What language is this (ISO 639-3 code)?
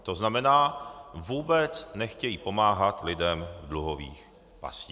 ces